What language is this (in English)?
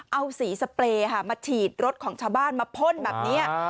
Thai